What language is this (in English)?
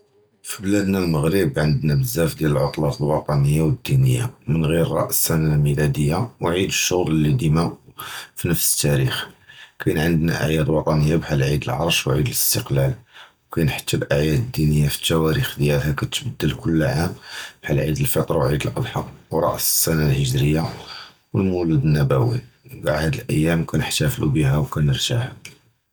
Judeo-Arabic